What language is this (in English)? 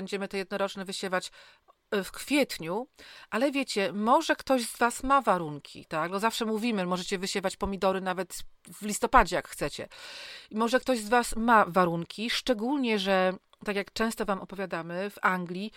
Polish